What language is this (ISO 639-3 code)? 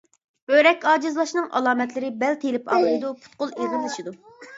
uig